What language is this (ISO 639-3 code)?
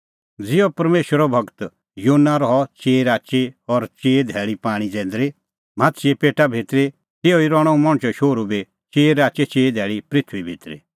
kfx